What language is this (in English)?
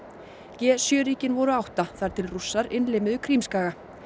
Icelandic